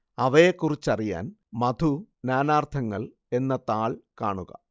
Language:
Malayalam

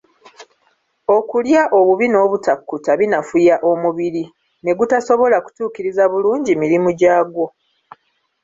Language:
Ganda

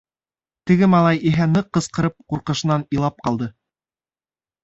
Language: Bashkir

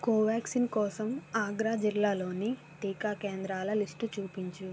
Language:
Telugu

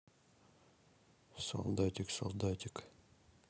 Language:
Russian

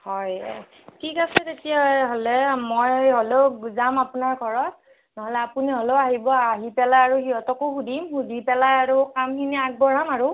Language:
Assamese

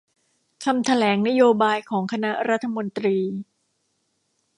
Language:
Thai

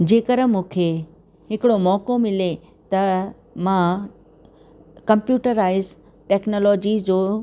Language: Sindhi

